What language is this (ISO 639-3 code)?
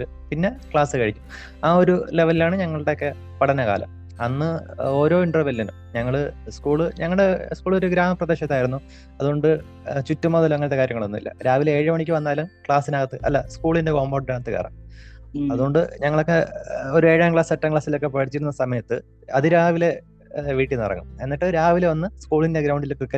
mal